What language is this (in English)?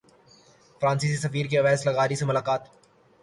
Urdu